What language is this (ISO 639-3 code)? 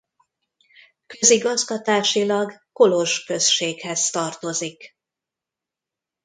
hun